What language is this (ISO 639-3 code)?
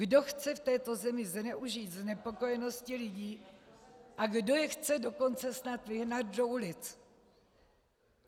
ces